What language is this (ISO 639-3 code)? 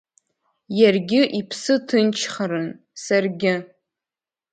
abk